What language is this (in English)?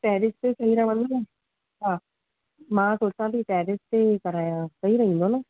Sindhi